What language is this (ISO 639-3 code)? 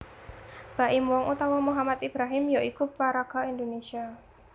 jav